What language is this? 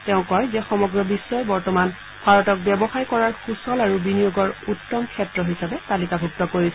Assamese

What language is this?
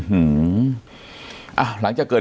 Thai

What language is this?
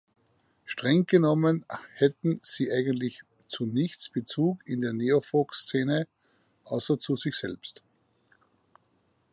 German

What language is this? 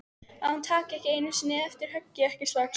Icelandic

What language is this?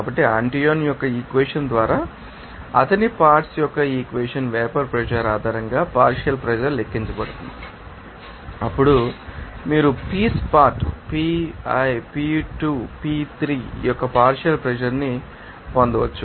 Telugu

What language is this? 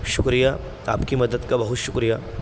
Urdu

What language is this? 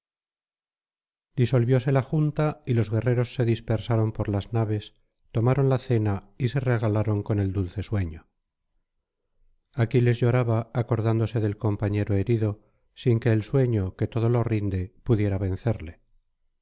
Spanish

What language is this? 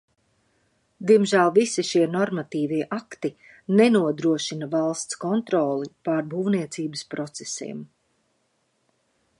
Latvian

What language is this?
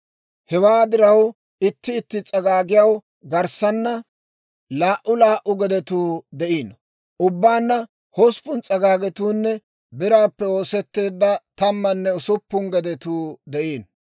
Dawro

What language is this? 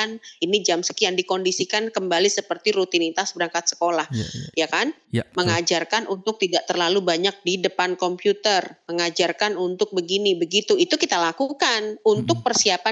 Indonesian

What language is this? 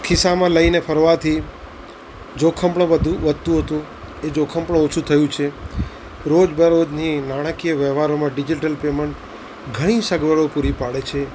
Gujarati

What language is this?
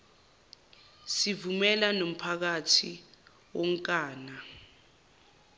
Zulu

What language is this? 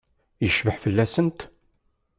Kabyle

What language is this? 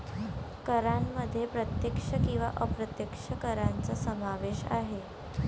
Marathi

